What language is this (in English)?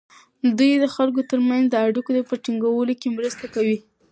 Pashto